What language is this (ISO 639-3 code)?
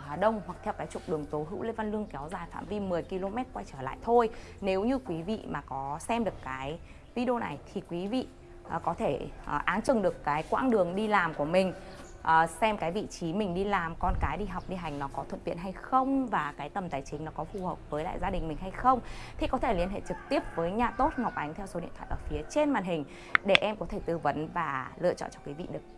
vie